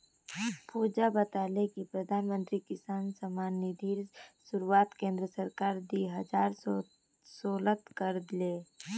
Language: Magahi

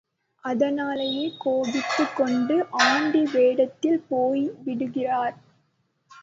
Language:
Tamil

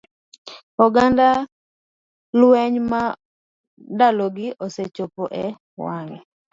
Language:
Luo (Kenya and Tanzania)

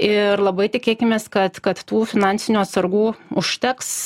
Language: Lithuanian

